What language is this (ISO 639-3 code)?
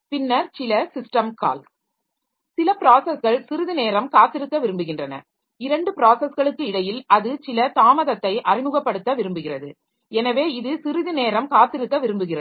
tam